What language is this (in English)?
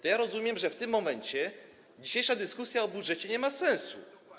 Polish